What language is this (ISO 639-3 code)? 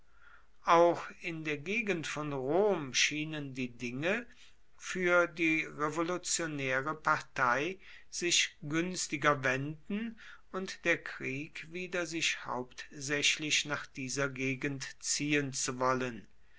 deu